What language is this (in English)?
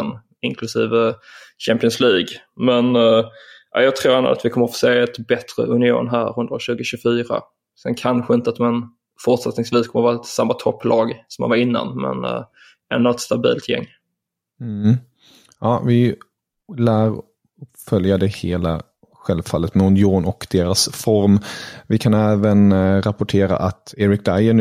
Swedish